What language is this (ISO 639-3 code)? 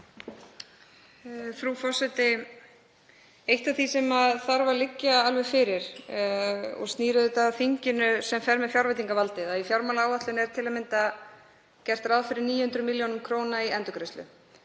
isl